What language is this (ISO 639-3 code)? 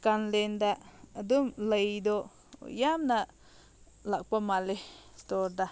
mni